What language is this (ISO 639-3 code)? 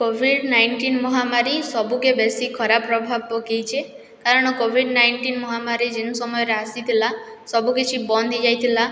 ori